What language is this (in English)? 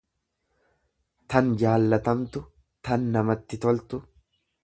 Oromo